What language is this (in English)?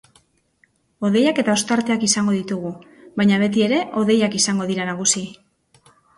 Basque